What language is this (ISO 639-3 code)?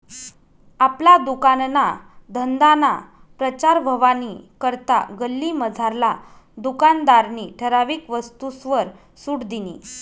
mar